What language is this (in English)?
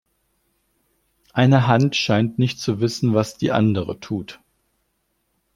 German